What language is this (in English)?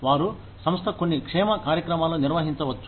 Telugu